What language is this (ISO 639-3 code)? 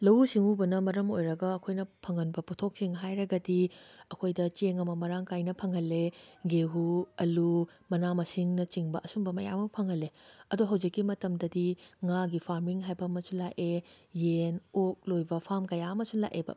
mni